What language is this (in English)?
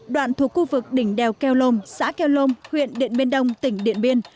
Vietnamese